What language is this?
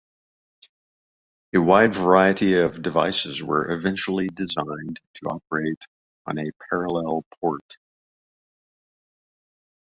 English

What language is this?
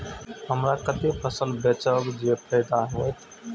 Maithili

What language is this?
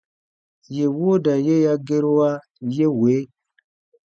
Baatonum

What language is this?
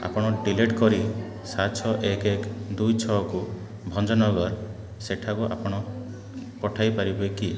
Odia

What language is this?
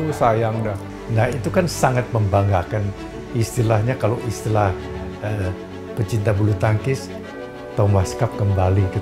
Indonesian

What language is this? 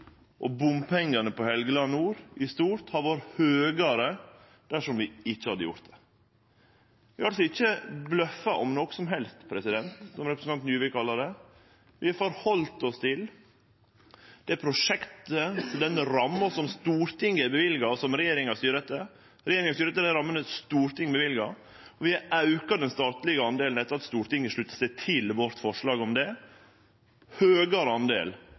Norwegian Nynorsk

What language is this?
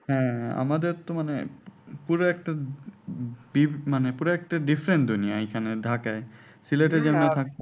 Bangla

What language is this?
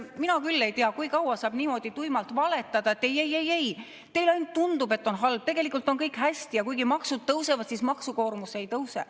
Estonian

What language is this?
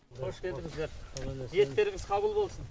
Kazakh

